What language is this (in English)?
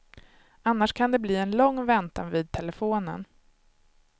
Swedish